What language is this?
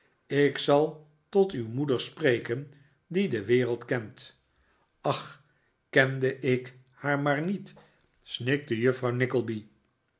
Dutch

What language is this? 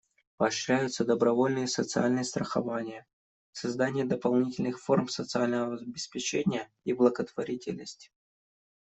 Russian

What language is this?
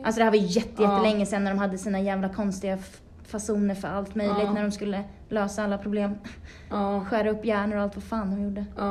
Swedish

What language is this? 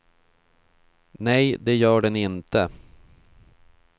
Swedish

